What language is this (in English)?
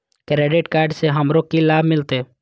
Maithili